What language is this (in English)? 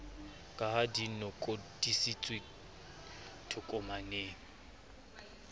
Southern Sotho